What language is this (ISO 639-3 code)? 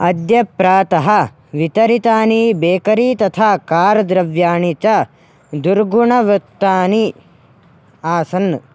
san